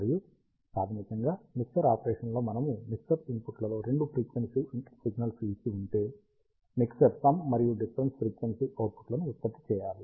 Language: Telugu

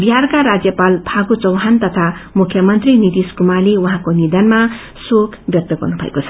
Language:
Nepali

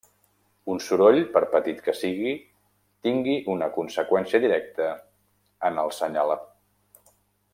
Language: Catalan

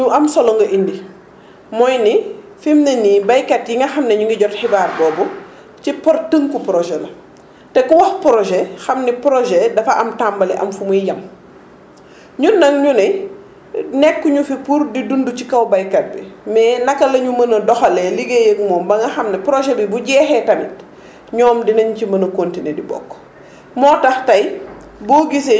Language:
Wolof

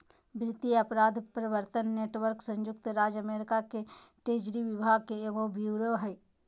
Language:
Magahi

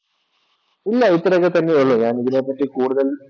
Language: Malayalam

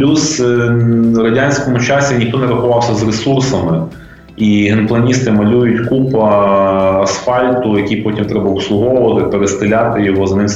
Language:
Ukrainian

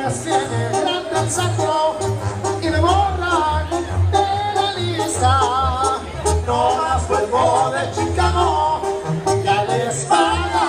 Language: Thai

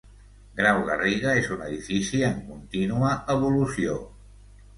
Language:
Catalan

